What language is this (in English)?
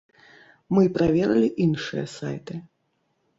Belarusian